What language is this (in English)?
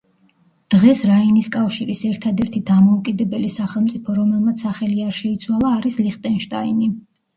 Georgian